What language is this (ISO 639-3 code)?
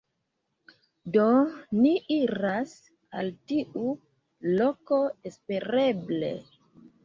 epo